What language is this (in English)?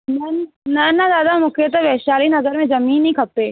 Sindhi